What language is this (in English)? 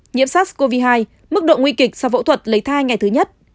Vietnamese